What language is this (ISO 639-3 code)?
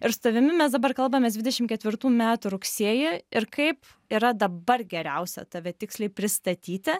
lit